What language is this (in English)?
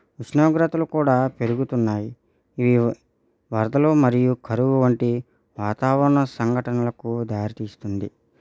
Telugu